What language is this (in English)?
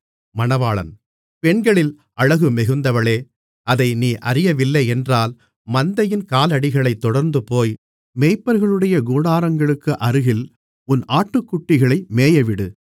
Tamil